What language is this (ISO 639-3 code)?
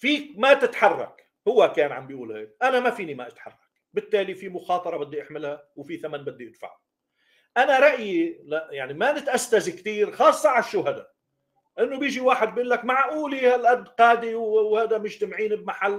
ara